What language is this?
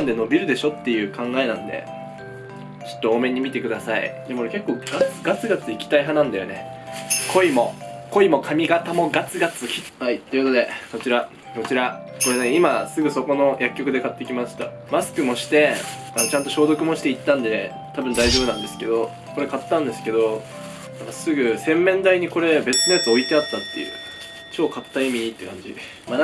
Japanese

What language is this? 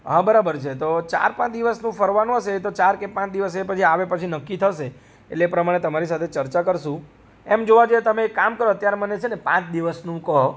Gujarati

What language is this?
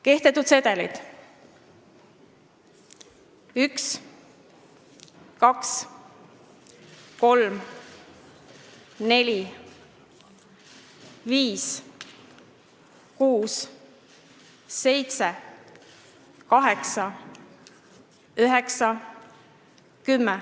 Estonian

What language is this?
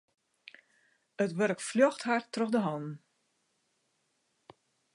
Western Frisian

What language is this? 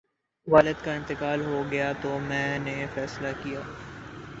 Urdu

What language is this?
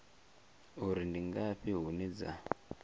Venda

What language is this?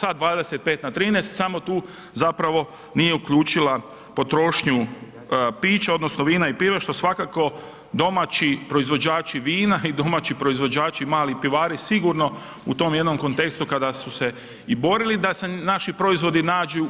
Croatian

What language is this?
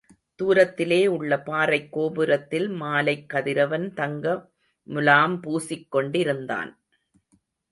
Tamil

